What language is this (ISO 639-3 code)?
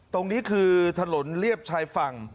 tha